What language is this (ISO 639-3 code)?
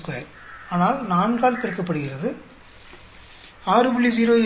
tam